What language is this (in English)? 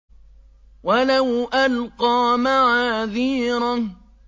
Arabic